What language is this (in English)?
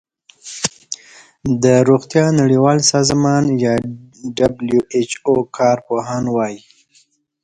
Pashto